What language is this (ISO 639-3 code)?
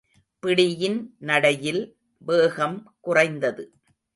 tam